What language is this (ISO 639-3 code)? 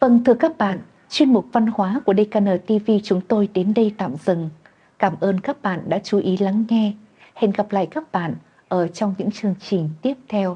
vie